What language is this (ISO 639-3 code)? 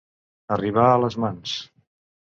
cat